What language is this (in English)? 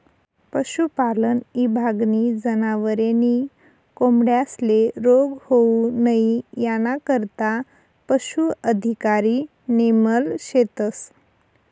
Marathi